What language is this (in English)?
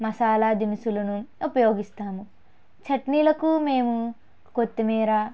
Telugu